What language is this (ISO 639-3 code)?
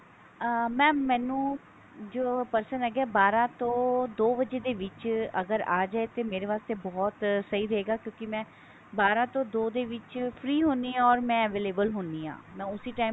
pan